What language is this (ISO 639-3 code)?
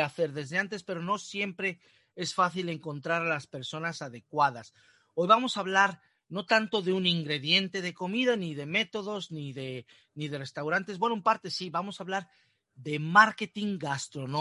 spa